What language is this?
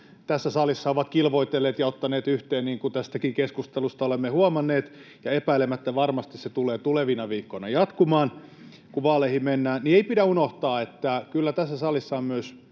Finnish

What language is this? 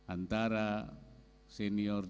Indonesian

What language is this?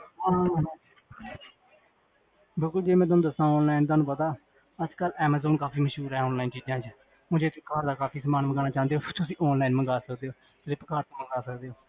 Punjabi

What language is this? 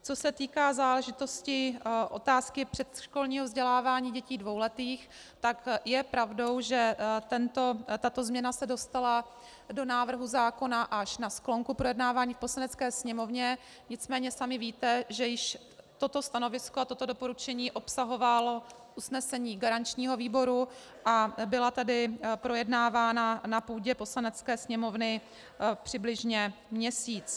Czech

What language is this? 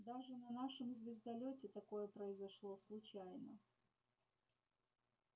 Russian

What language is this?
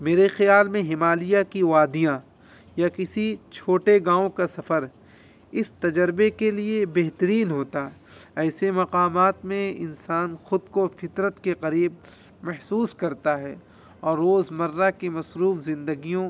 Urdu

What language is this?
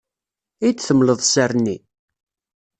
Kabyle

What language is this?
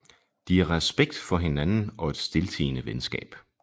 Danish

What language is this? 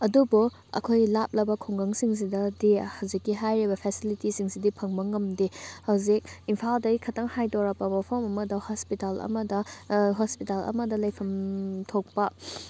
Manipuri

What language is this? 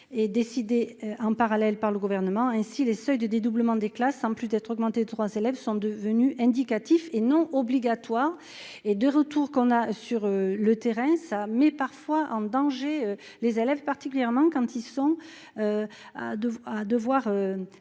French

